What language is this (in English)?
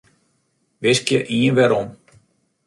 Western Frisian